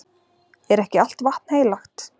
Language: Icelandic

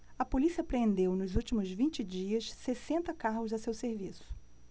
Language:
Portuguese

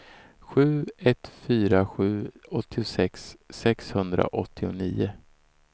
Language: Swedish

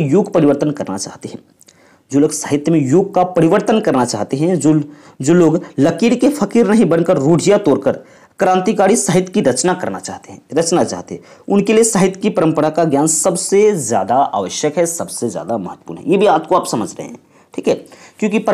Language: Hindi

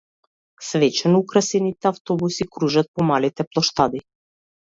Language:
Macedonian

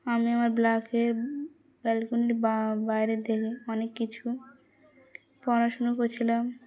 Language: Bangla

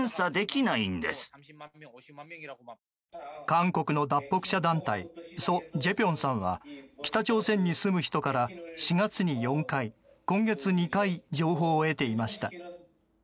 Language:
Japanese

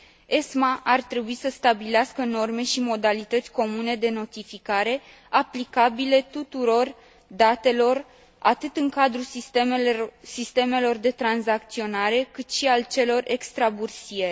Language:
Romanian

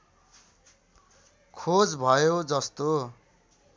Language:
Nepali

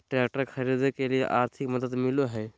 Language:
Magahi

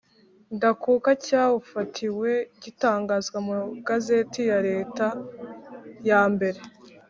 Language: Kinyarwanda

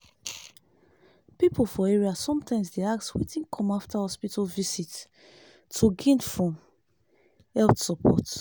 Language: Nigerian Pidgin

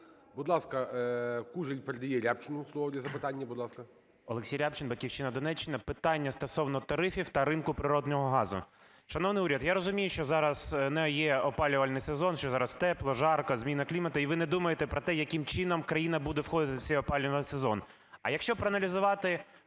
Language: Ukrainian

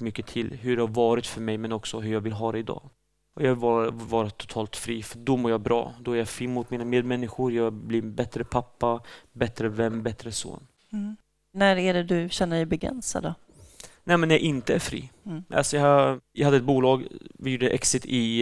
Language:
Swedish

